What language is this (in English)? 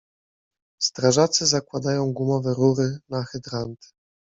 Polish